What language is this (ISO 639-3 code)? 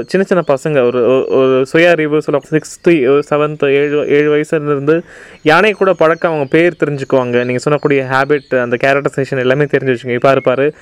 tam